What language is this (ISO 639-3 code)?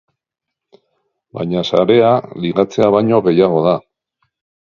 eus